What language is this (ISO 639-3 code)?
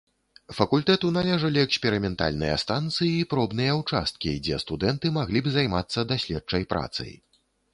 bel